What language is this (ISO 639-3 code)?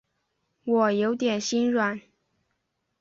zho